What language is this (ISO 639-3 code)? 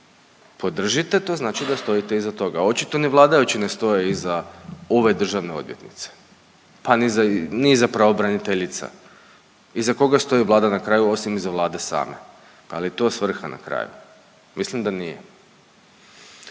hrv